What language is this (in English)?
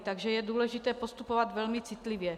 Czech